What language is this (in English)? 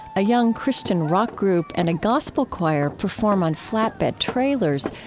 English